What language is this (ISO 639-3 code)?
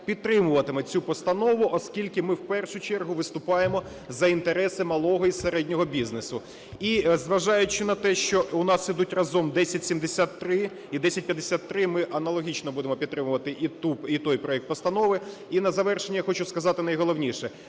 ukr